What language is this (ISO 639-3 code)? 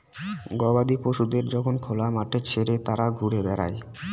ben